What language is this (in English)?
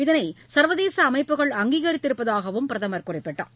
Tamil